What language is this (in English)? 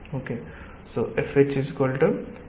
Telugu